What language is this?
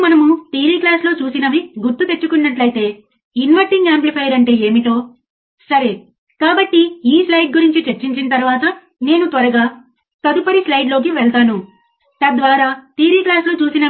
Telugu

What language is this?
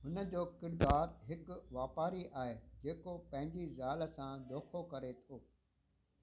Sindhi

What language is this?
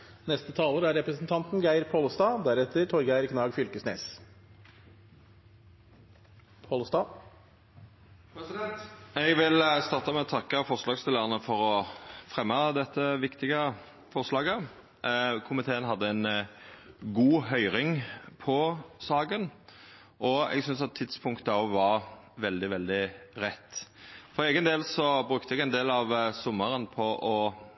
Norwegian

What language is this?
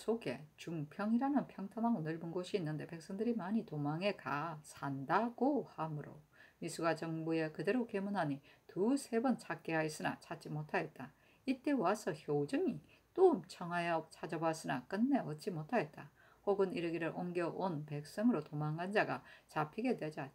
Korean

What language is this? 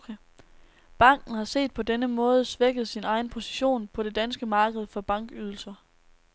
Danish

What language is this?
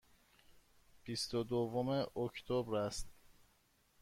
Persian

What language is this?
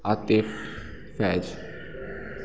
Hindi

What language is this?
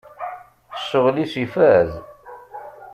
Kabyle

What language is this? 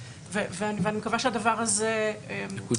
Hebrew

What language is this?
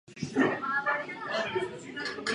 Czech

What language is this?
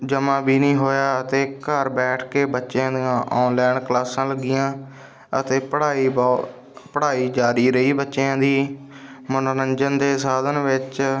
Punjabi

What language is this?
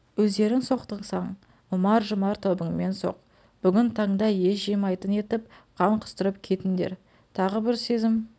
Kazakh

